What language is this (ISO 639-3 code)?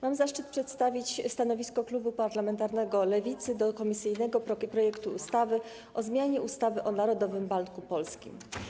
pol